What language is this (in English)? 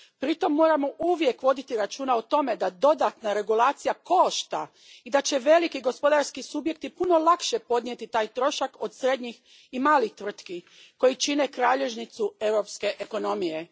Croatian